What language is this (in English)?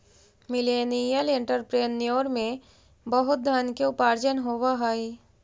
Magahi